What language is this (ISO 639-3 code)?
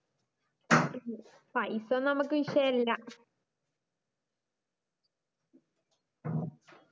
mal